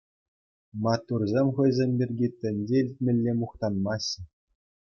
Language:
Chuvash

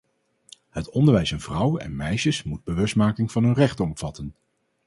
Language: Dutch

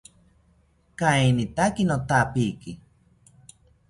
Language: South Ucayali Ashéninka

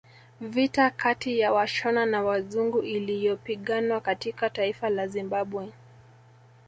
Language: Swahili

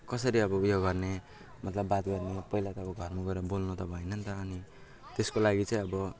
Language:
Nepali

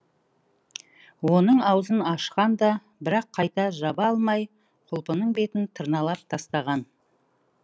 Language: Kazakh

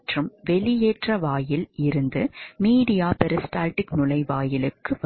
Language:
Tamil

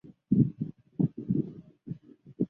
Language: Chinese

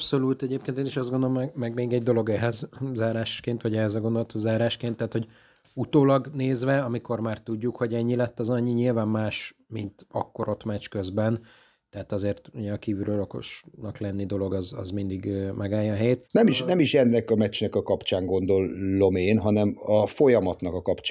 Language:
Hungarian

